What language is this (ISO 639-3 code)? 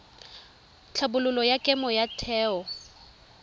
tsn